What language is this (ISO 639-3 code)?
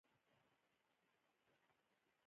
pus